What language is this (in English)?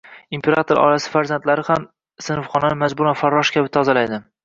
Uzbek